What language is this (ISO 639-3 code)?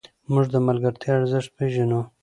pus